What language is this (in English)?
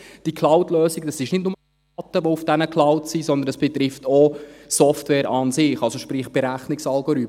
Swiss German